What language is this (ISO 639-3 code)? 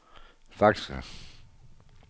dan